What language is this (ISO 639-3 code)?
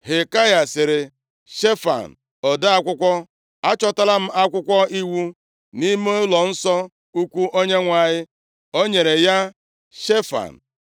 ibo